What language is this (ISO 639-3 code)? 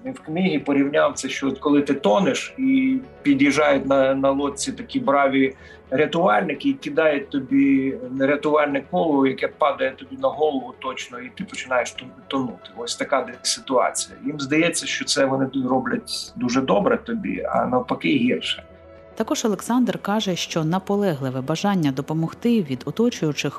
ukr